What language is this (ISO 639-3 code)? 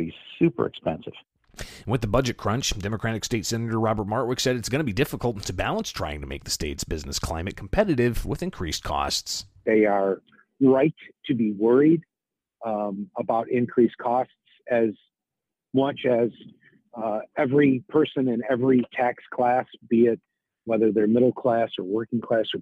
eng